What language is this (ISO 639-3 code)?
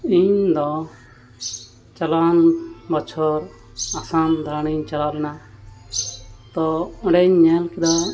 sat